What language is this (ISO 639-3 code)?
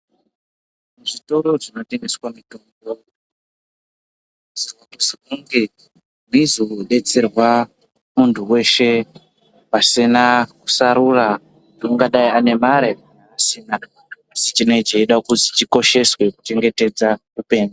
ndc